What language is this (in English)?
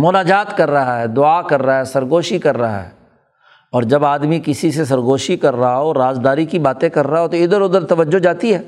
Urdu